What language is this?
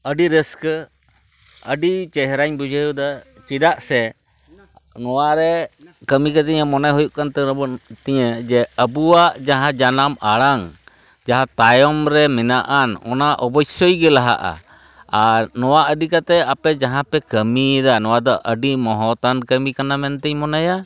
Santali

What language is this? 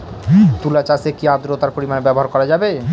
Bangla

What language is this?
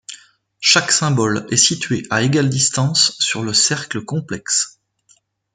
French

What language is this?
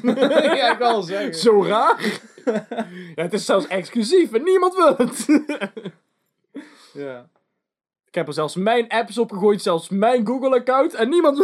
Dutch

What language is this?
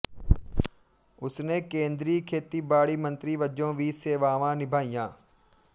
Punjabi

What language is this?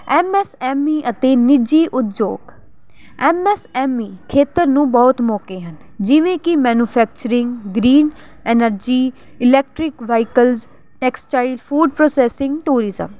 Punjabi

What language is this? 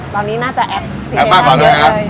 Thai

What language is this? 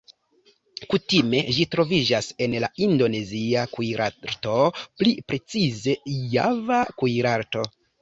Esperanto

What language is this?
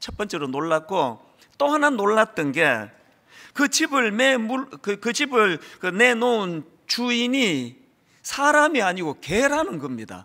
Korean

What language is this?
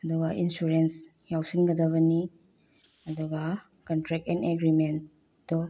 Manipuri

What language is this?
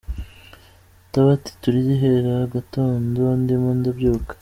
Kinyarwanda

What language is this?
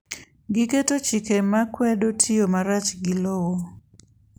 Luo (Kenya and Tanzania)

